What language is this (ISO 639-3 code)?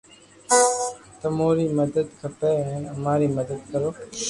lrk